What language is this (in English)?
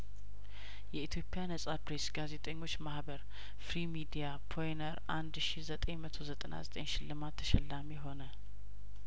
Amharic